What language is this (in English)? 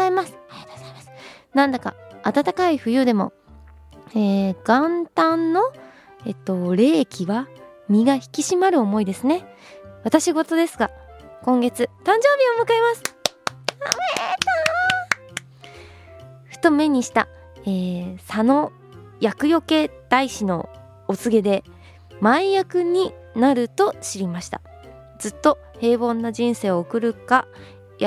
Japanese